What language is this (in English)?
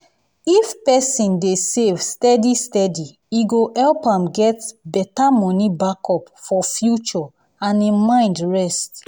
Nigerian Pidgin